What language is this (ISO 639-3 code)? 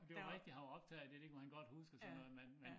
dan